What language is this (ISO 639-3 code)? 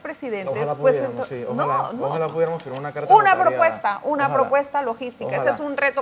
spa